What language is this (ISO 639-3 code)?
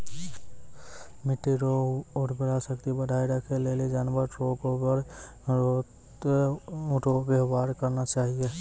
mai